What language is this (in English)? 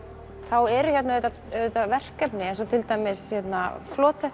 Icelandic